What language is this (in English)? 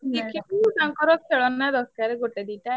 Odia